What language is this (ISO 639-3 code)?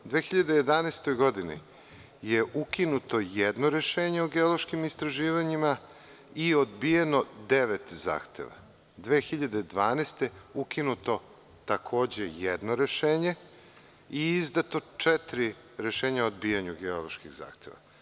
srp